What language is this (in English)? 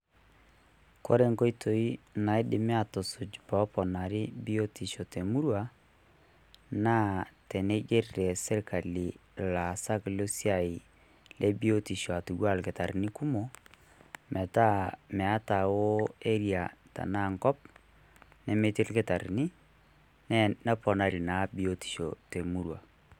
Masai